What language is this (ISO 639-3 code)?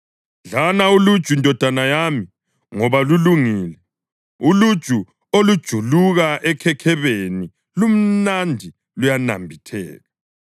nde